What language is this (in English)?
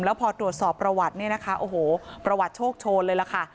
Thai